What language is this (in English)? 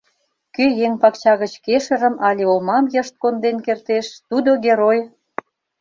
Mari